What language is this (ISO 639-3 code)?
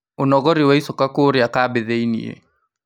kik